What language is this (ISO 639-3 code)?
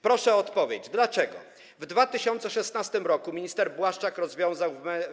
pol